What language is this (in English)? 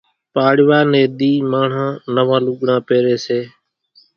Kachi Koli